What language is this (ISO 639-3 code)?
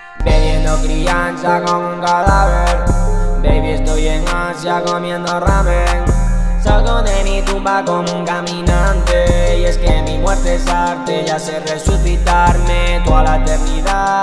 spa